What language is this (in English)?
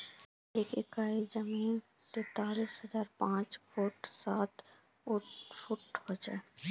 Magahi